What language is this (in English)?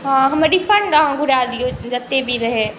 Maithili